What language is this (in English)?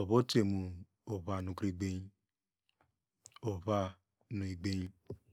Degema